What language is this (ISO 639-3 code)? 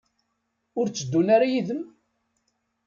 kab